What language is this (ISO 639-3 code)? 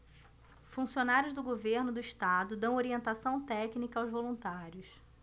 por